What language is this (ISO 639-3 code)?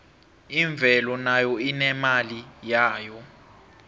nbl